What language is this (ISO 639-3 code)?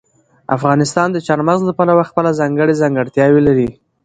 pus